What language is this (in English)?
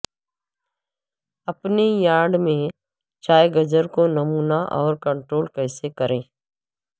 Urdu